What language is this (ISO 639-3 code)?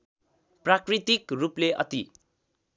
nep